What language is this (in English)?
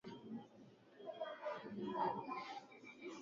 Swahili